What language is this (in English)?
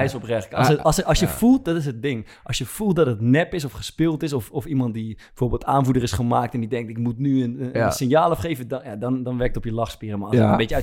Dutch